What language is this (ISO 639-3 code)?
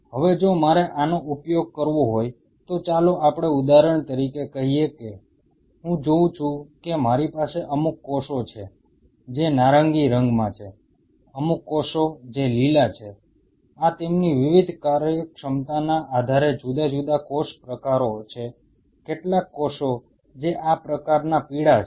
guj